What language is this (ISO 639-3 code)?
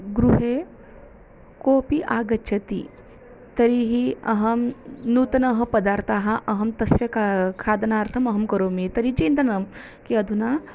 san